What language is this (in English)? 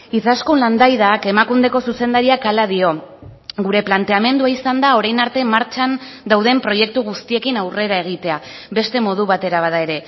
Basque